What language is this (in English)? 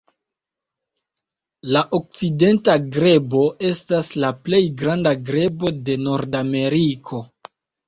Esperanto